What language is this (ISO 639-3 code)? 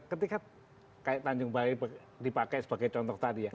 ind